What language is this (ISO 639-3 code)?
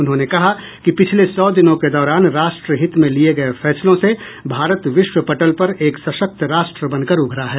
hin